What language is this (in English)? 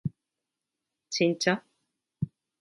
Japanese